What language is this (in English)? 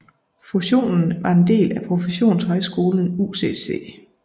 Danish